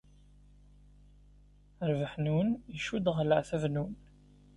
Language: Kabyle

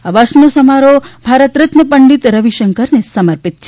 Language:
Gujarati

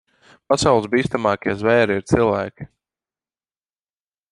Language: Latvian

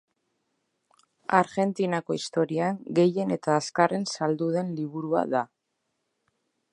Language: Basque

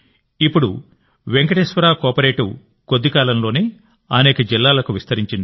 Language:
Telugu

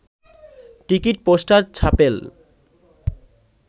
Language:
Bangla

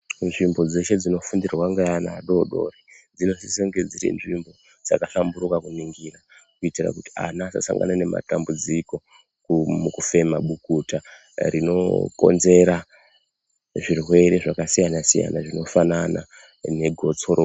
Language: Ndau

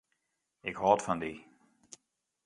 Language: Western Frisian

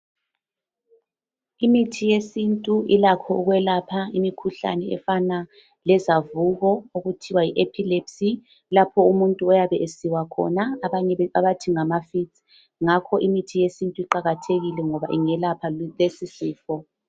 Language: North Ndebele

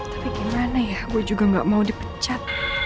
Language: Indonesian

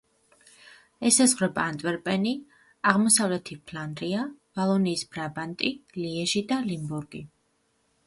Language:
Georgian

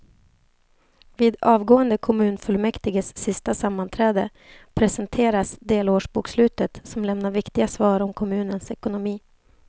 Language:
Swedish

